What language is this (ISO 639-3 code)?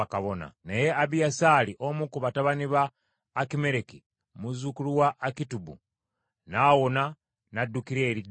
lug